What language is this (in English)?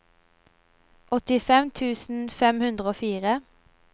Norwegian